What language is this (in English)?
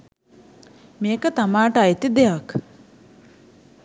Sinhala